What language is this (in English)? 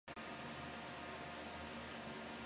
Chinese